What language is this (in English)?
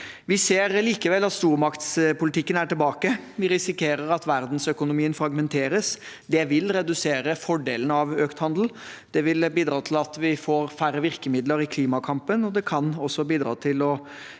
Norwegian